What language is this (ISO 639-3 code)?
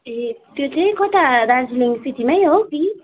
nep